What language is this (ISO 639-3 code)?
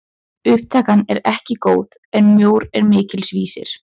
isl